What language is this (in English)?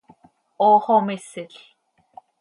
Seri